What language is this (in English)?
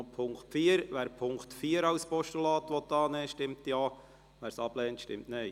Swiss German